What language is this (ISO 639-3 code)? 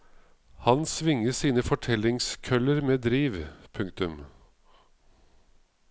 nor